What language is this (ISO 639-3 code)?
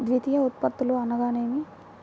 tel